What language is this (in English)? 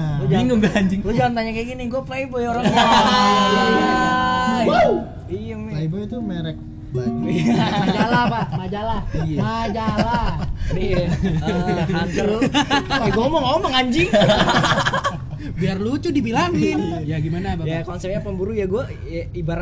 Indonesian